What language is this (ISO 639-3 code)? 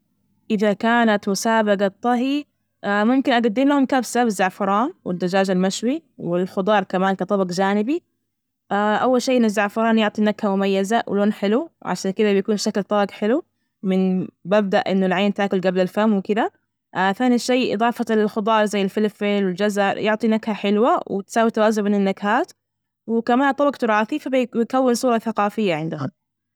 ars